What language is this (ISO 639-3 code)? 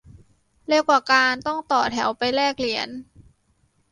tha